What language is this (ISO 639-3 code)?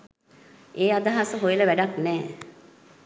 sin